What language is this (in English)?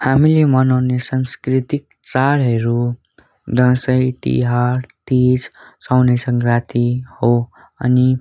Nepali